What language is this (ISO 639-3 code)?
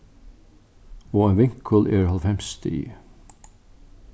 fao